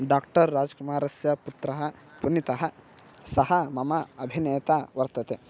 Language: Sanskrit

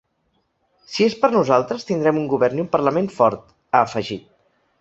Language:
Catalan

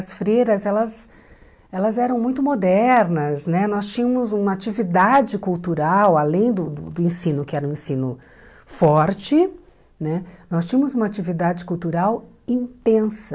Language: Portuguese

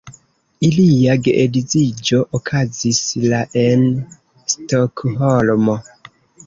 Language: Esperanto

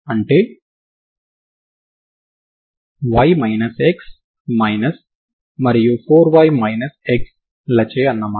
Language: Telugu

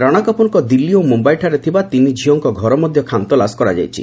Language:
Odia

